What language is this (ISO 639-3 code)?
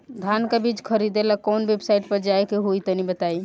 bho